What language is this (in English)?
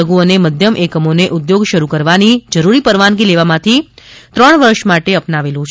Gujarati